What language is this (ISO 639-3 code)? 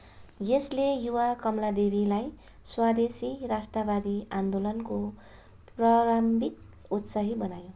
nep